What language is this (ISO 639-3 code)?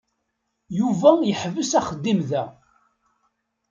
kab